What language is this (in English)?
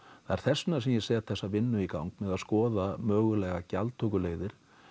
Icelandic